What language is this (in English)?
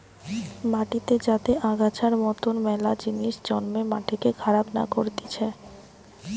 Bangla